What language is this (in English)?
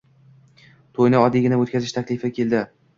Uzbek